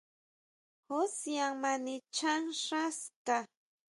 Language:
Huautla Mazatec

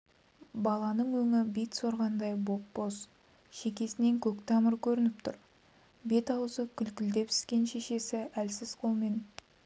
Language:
Kazakh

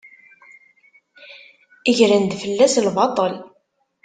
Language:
Kabyle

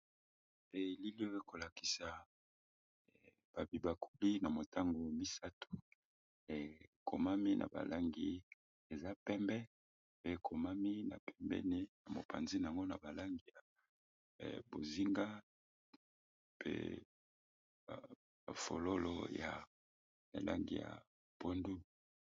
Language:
Lingala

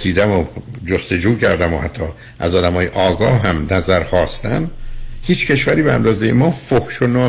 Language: Persian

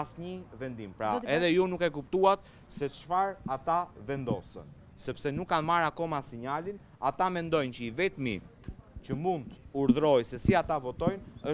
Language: Romanian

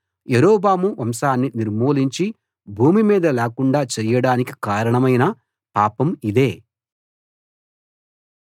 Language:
Telugu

